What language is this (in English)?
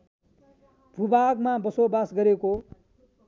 Nepali